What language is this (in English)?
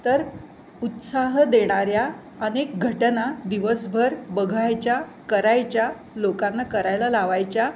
Marathi